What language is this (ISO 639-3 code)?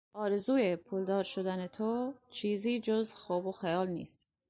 fas